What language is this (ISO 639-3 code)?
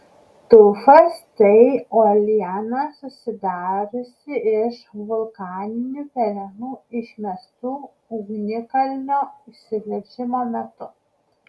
lit